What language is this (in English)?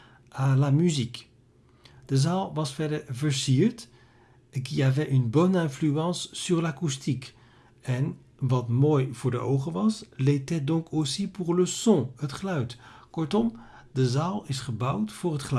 Dutch